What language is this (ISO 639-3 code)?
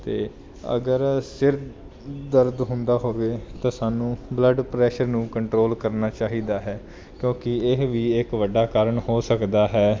pan